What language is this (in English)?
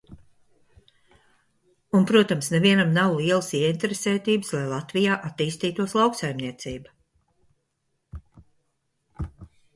Latvian